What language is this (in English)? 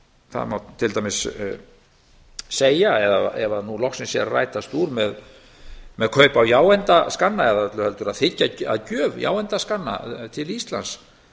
Icelandic